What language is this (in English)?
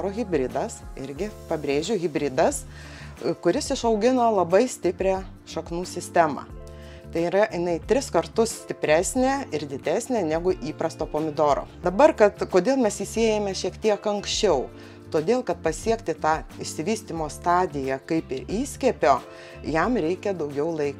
Lithuanian